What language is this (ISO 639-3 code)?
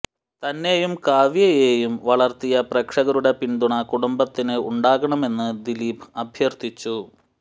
mal